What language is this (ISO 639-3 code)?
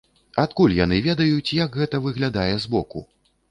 bel